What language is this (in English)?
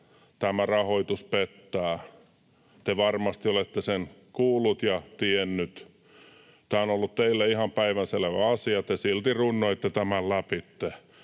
Finnish